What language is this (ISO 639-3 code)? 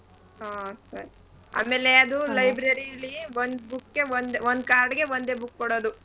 kan